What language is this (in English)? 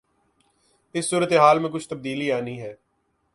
Urdu